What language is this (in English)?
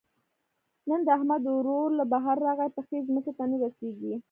Pashto